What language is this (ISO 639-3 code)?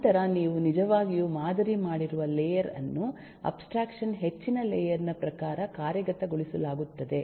kan